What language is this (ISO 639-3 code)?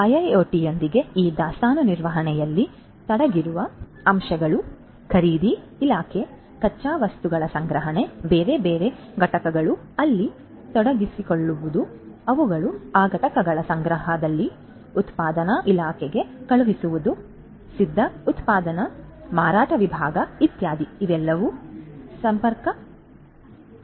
kan